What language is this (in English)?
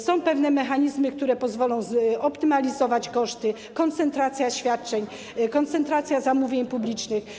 Polish